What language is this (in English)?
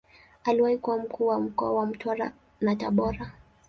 Swahili